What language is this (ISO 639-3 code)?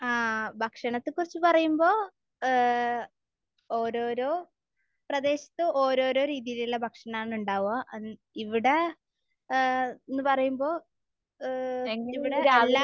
mal